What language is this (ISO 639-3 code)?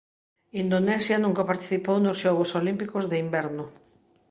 glg